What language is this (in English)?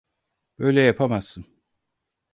Turkish